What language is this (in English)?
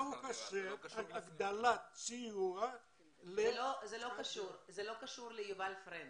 Hebrew